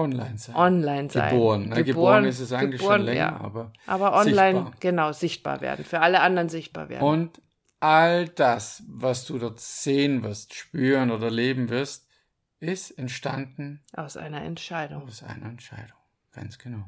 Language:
German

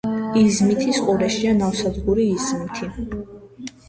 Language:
Georgian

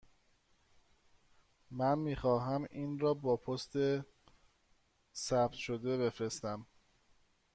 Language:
Persian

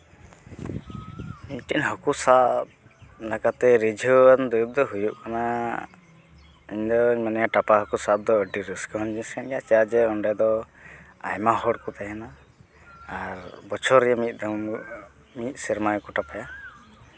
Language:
Santali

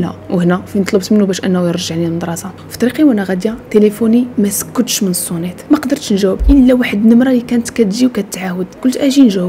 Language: Arabic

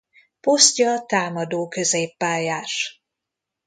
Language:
Hungarian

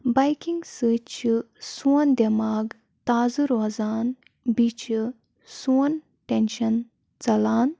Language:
Kashmiri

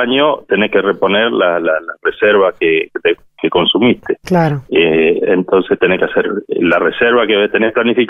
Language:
Spanish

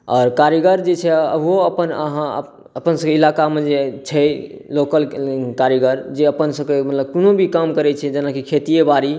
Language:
Maithili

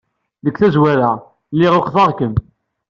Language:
Kabyle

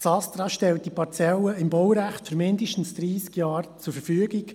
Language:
Swiss German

